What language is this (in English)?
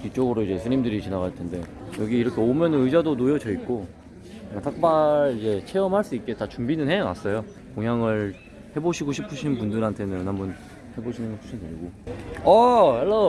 Korean